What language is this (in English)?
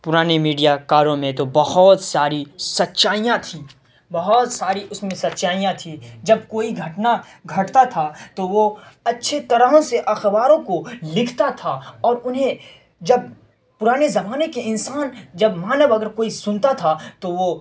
Urdu